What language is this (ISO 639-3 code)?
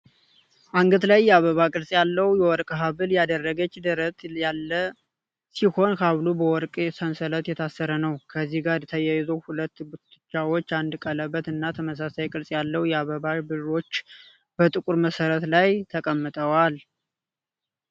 amh